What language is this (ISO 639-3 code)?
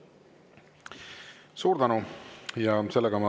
est